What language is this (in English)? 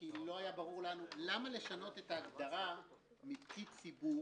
Hebrew